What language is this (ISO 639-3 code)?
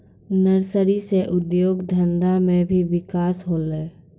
mai